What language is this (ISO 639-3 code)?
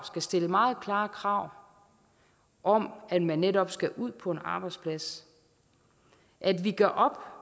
dan